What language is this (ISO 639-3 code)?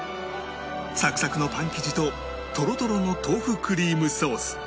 jpn